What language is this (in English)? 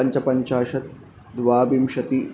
Sanskrit